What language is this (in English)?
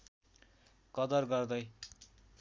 Nepali